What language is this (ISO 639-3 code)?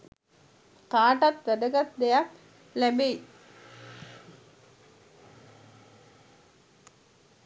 sin